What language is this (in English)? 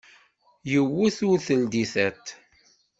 Kabyle